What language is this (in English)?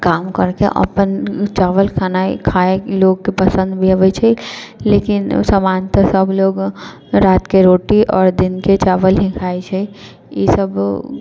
Maithili